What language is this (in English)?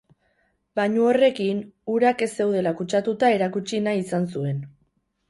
Basque